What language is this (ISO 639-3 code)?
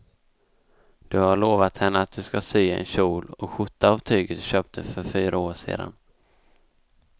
swe